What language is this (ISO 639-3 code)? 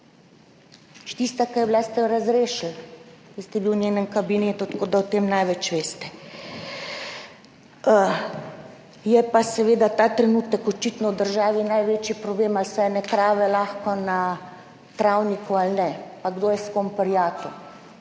slv